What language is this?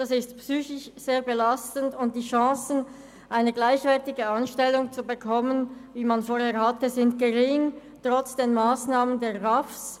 Swiss German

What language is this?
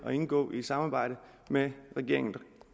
Danish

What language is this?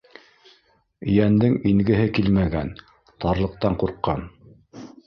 Bashkir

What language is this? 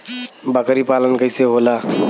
Bhojpuri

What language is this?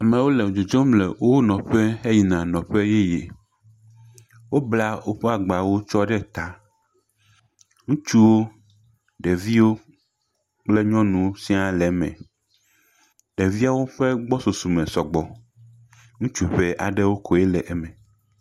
Ewe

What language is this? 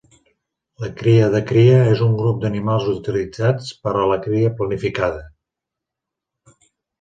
Catalan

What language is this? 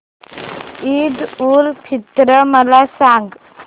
Marathi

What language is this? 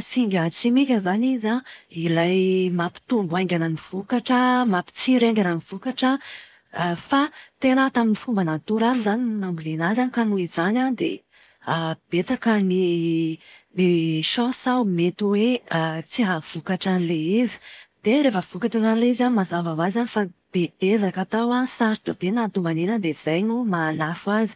Malagasy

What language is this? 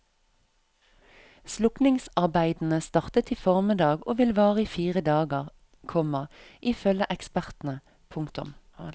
Norwegian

